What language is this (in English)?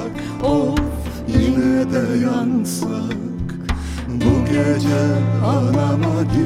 Turkish